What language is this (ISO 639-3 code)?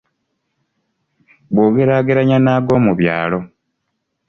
lug